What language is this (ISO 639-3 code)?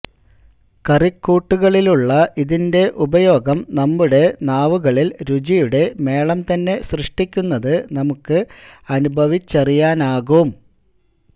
mal